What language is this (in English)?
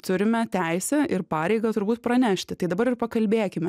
Lithuanian